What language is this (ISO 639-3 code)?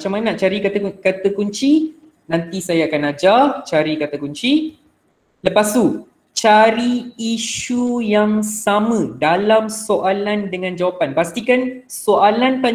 msa